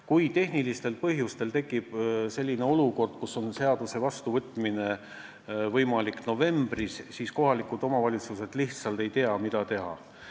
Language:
Estonian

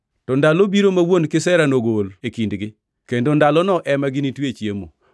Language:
Luo (Kenya and Tanzania)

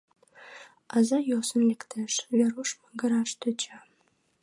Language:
Mari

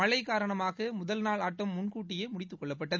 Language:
Tamil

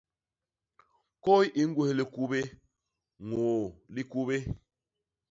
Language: Basaa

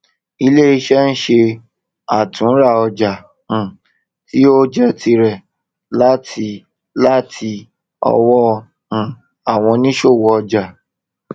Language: Yoruba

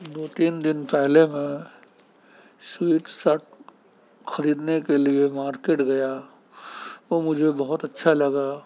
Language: Urdu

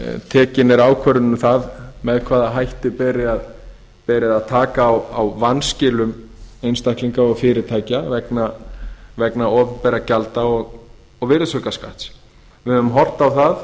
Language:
Icelandic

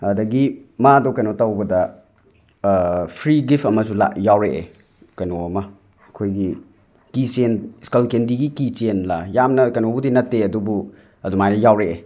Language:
Manipuri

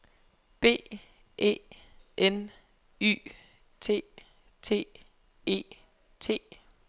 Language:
Danish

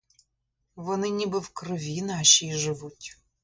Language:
Ukrainian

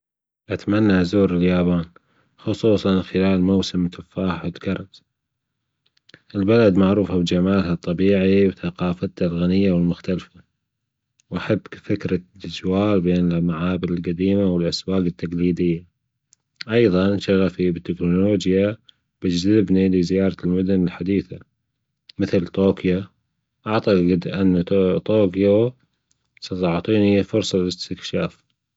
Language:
Gulf Arabic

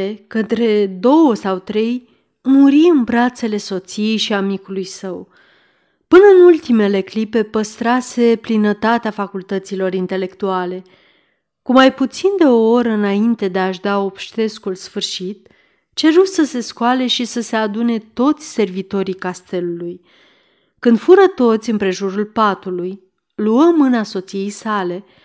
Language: Romanian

